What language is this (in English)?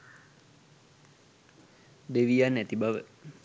Sinhala